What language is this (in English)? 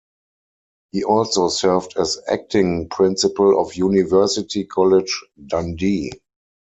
English